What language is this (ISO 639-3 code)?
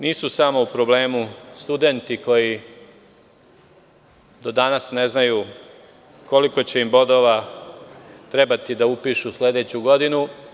srp